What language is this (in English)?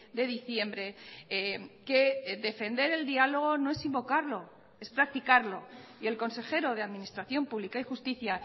Spanish